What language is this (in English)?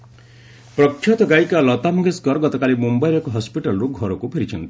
Odia